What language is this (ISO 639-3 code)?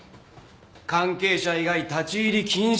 jpn